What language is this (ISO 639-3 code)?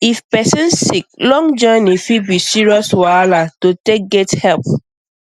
pcm